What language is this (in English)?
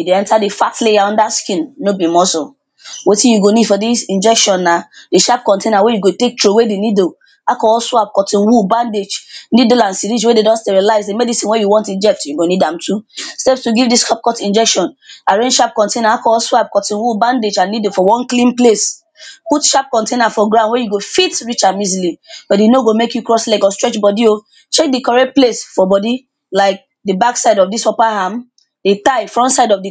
Nigerian Pidgin